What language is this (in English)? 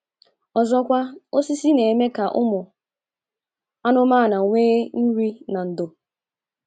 Igbo